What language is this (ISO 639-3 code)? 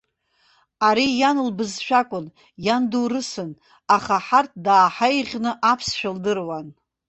abk